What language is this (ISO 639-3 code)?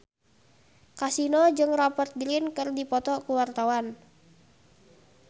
sun